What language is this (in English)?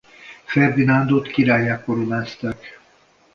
Hungarian